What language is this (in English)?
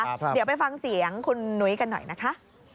Thai